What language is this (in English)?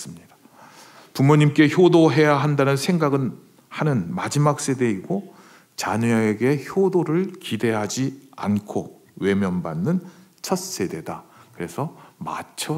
Korean